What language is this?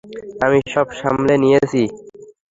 Bangla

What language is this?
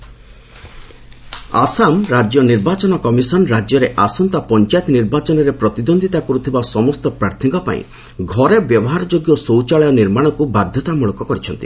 Odia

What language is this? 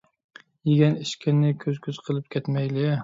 Uyghur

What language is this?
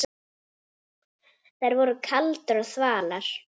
Icelandic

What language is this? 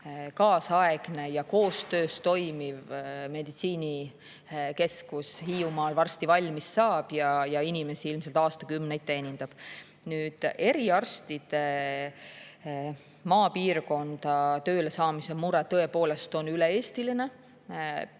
Estonian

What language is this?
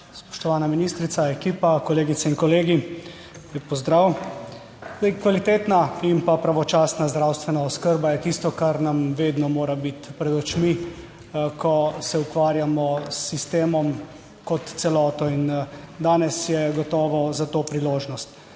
Slovenian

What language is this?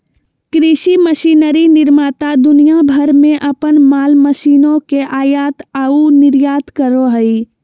Magahi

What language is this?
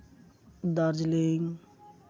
Santali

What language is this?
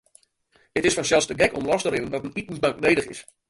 Western Frisian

